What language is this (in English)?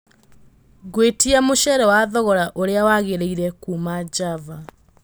Kikuyu